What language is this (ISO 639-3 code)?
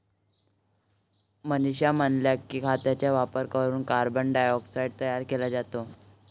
mar